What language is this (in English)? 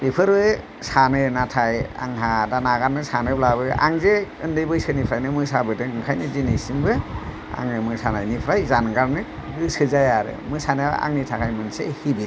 Bodo